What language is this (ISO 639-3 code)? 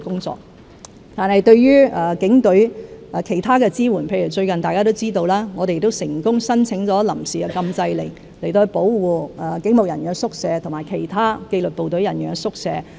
yue